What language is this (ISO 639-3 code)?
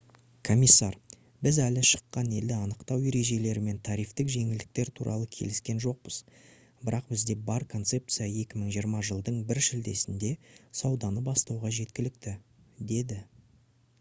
kaz